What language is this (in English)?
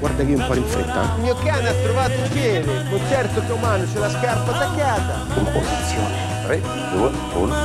Italian